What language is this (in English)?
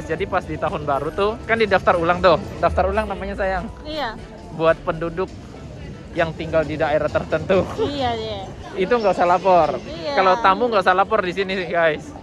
Indonesian